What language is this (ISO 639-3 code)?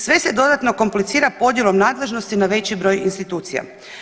hrv